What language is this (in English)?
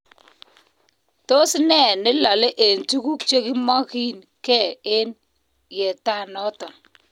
Kalenjin